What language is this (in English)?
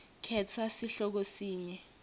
Swati